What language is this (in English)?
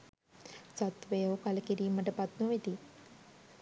Sinhala